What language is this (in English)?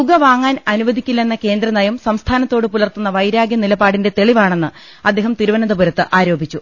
Malayalam